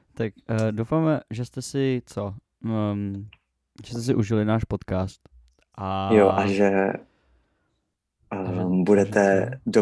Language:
Czech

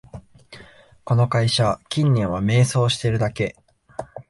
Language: Japanese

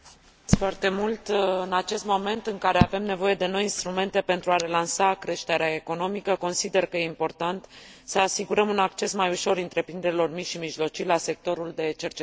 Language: Romanian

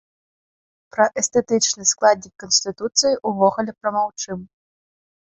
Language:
Belarusian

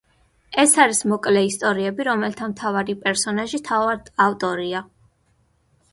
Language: Georgian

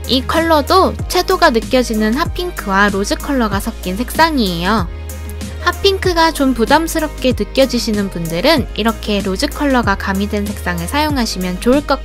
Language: Korean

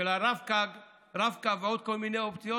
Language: Hebrew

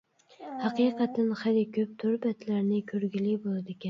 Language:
Uyghur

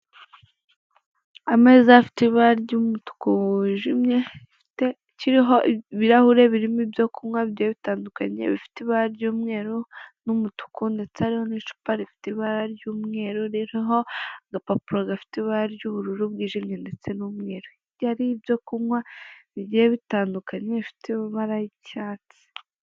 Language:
Kinyarwanda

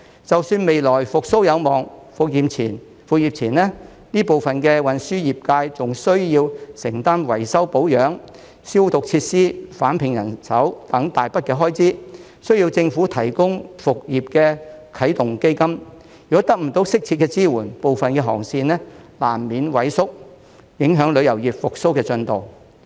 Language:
Cantonese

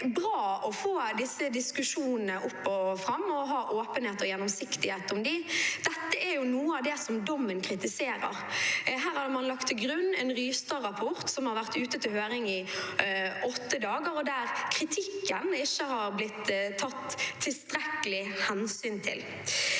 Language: Norwegian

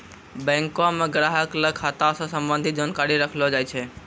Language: Maithili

